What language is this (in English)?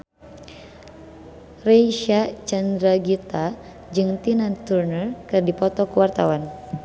Sundanese